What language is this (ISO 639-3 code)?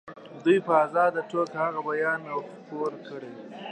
pus